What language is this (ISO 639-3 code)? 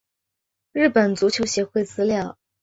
zho